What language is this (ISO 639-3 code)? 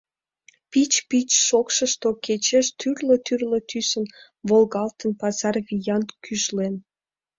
chm